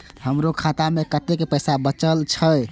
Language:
Maithili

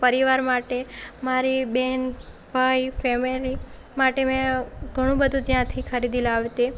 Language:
Gujarati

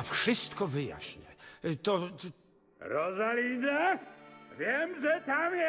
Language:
Polish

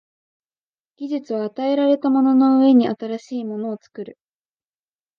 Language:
Japanese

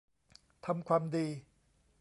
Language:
Thai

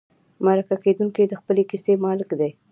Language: Pashto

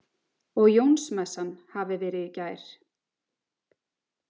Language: Icelandic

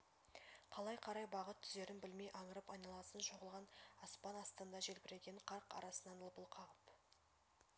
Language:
Kazakh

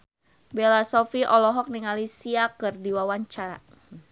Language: Sundanese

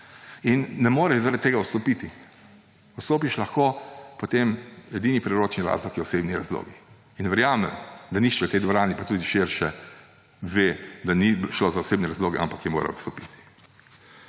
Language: Slovenian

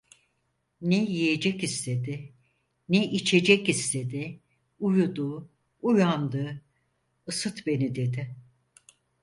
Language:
Turkish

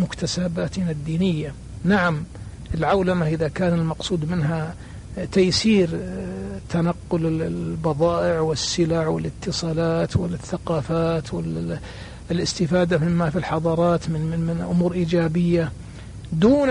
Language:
Arabic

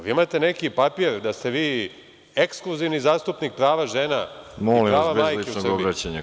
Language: Serbian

